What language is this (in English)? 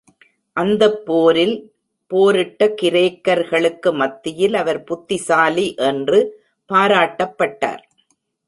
Tamil